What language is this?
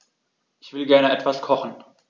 German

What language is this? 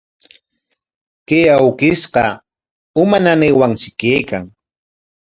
Corongo Ancash Quechua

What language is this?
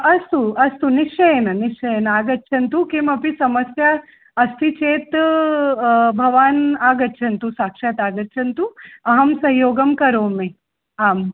Sanskrit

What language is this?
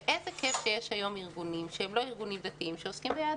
Hebrew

